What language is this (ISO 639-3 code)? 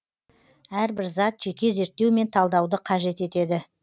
kaz